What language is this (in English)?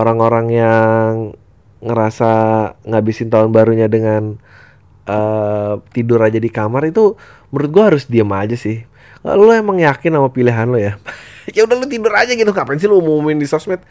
Indonesian